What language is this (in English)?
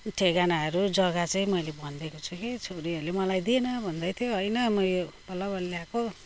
Nepali